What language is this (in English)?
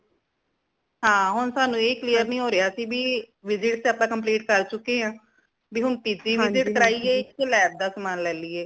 Punjabi